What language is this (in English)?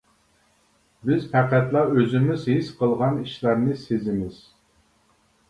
Uyghur